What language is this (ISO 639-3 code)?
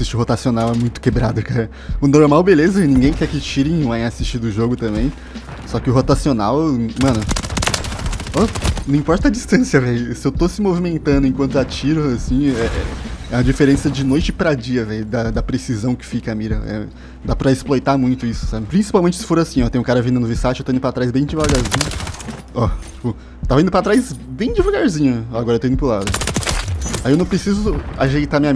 por